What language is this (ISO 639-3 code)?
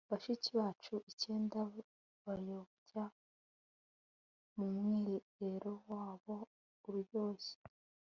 kin